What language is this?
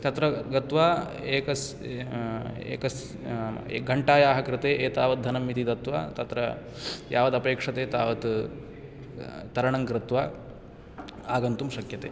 Sanskrit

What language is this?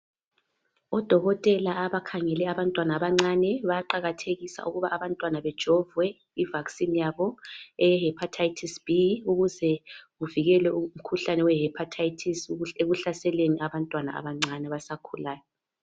North Ndebele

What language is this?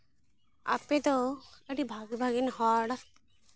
Santali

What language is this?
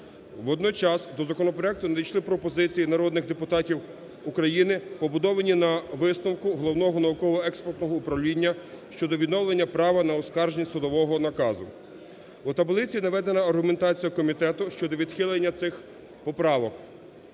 Ukrainian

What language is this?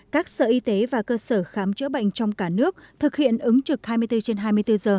Vietnamese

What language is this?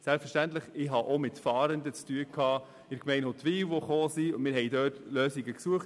Swiss German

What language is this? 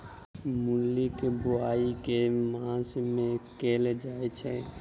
Maithili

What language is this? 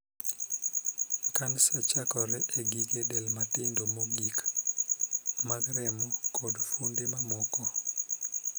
Luo (Kenya and Tanzania)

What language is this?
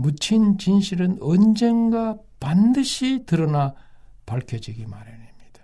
Korean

